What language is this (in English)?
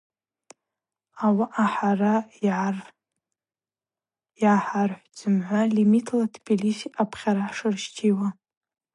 Abaza